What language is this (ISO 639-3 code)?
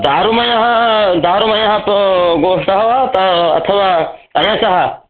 san